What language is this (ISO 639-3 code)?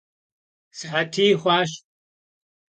kbd